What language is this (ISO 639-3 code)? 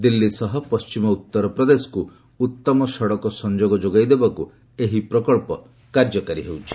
ori